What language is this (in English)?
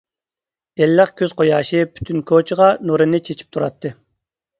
Uyghur